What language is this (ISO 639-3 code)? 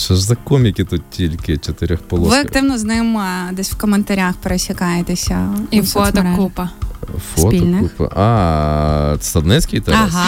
ukr